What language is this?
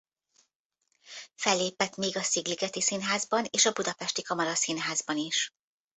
Hungarian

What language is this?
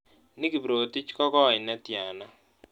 Kalenjin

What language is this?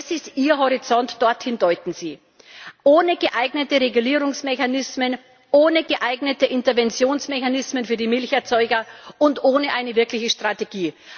German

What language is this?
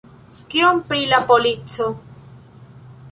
Esperanto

